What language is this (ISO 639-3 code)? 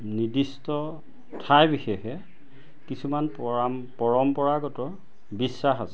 asm